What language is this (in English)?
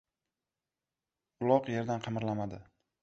Uzbek